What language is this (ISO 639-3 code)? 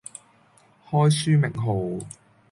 yue